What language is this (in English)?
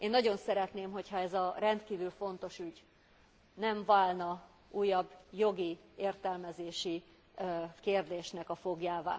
Hungarian